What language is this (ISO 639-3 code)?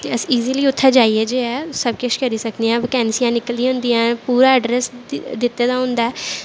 doi